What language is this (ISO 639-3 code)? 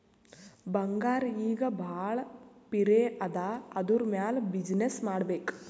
kan